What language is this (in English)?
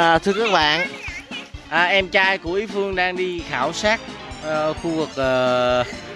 Vietnamese